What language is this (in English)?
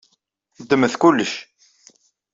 Kabyle